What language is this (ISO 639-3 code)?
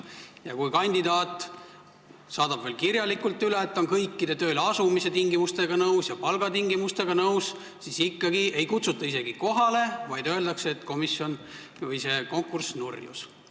est